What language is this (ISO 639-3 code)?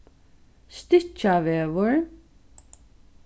fao